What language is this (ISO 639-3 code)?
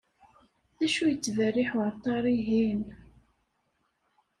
kab